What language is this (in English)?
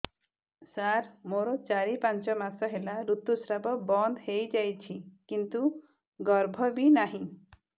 Odia